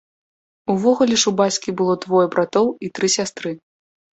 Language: Belarusian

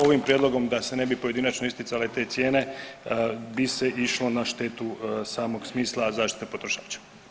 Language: Croatian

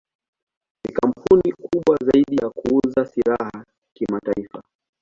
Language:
Swahili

